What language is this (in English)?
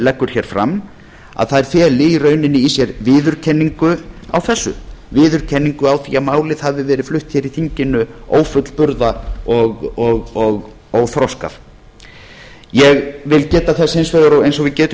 Icelandic